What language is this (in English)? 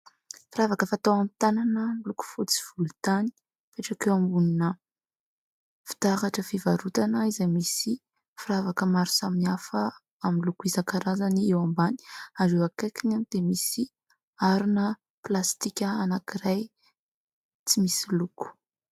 Malagasy